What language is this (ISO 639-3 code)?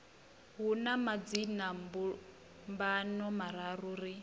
ven